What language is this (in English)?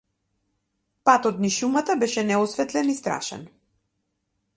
Macedonian